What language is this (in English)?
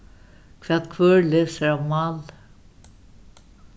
Faroese